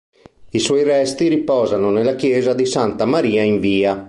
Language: Italian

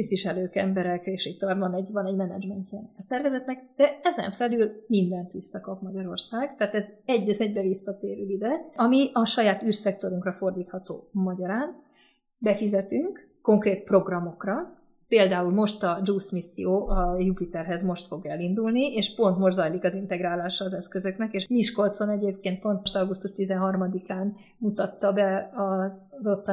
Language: Hungarian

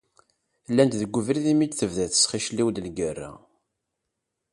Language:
Kabyle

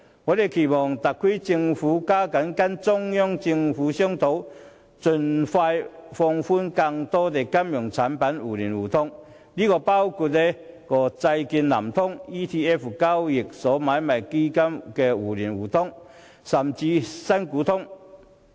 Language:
Cantonese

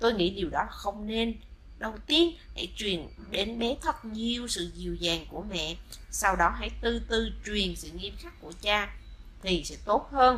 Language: Vietnamese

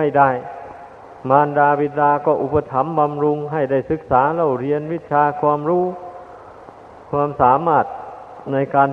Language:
Thai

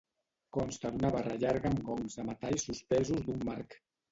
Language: Catalan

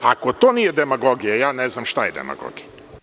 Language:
Serbian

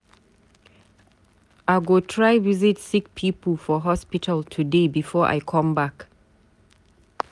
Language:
Nigerian Pidgin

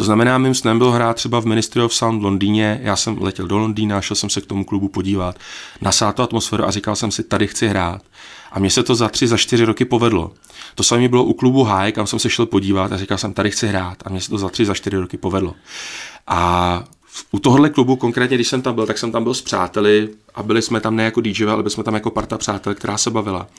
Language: Czech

